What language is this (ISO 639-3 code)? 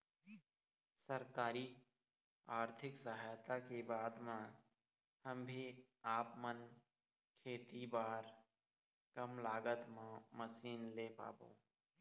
hne